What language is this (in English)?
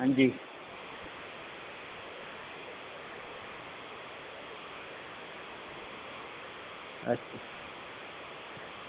Dogri